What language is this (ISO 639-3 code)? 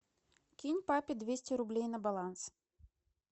rus